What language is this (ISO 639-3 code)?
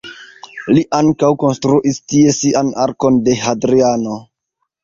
epo